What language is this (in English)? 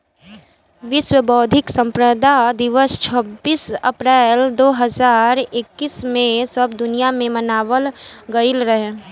Bhojpuri